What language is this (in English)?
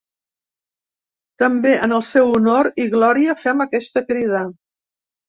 Catalan